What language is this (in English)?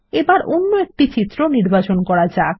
Bangla